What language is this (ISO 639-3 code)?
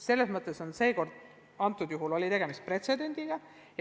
est